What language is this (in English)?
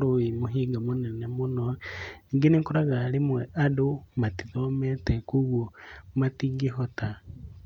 Kikuyu